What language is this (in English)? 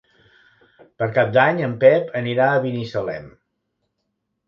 Catalan